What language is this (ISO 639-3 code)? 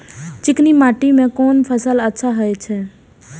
mai